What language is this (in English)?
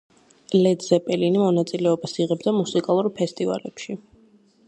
Georgian